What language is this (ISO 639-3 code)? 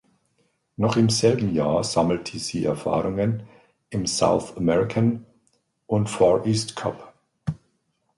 deu